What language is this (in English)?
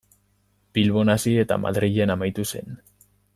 Basque